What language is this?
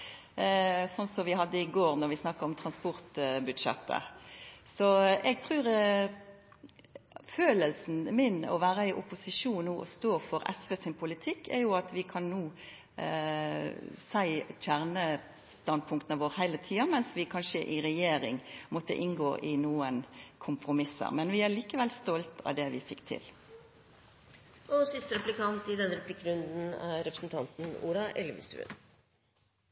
Norwegian Nynorsk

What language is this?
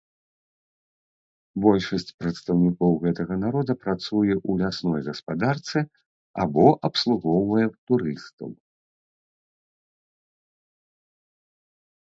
Belarusian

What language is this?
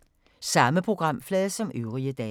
Danish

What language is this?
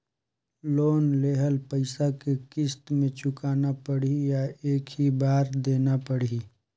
Chhattisgarhi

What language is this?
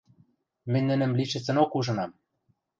Western Mari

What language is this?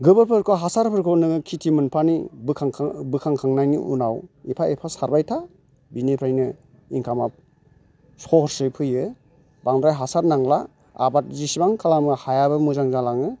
Bodo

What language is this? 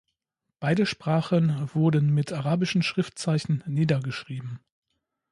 German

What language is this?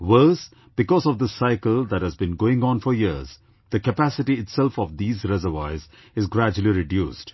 English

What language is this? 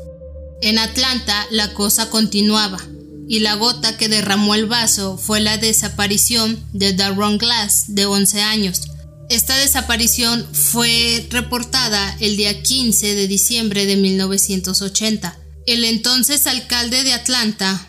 Spanish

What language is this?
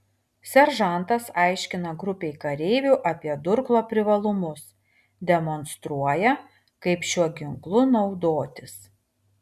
Lithuanian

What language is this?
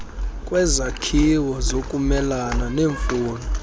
Xhosa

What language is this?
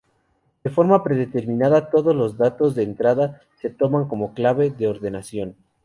Spanish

